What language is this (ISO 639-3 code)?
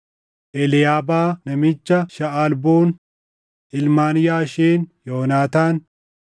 orm